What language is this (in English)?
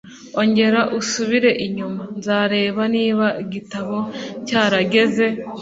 Kinyarwanda